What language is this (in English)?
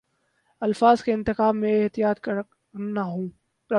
Urdu